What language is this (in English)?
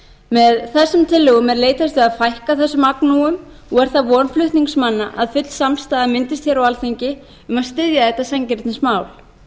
Icelandic